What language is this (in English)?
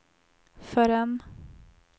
Swedish